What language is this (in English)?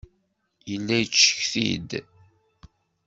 Kabyle